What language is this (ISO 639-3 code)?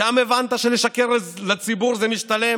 heb